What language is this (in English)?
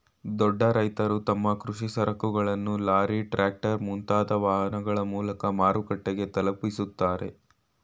Kannada